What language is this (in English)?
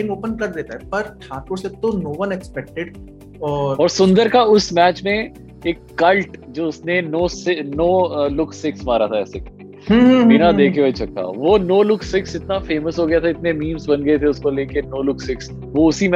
Hindi